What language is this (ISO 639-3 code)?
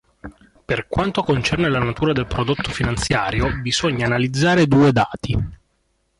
ita